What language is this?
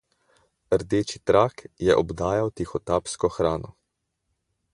Slovenian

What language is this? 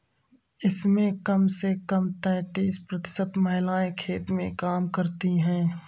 Hindi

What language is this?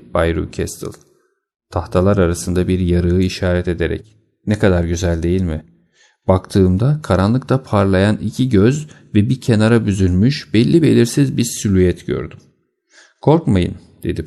Turkish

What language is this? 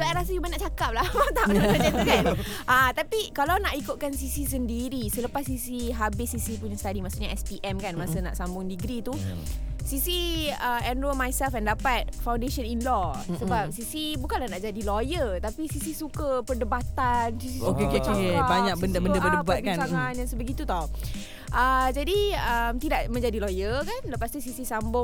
Malay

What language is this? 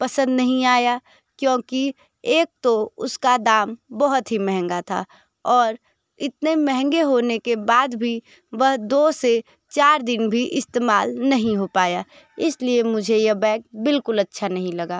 Hindi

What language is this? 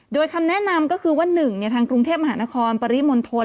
Thai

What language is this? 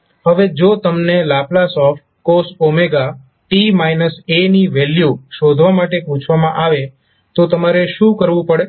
Gujarati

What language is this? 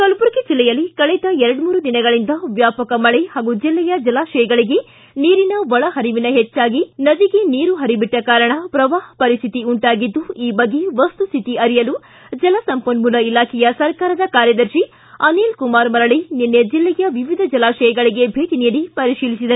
Kannada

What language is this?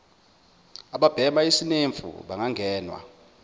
Zulu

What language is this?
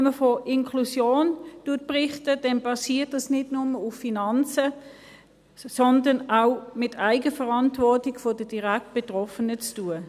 Swiss German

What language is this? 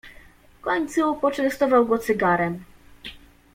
Polish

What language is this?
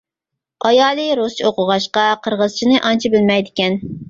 Uyghur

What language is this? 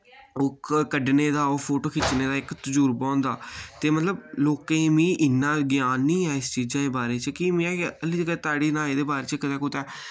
Dogri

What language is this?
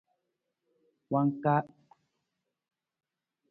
Nawdm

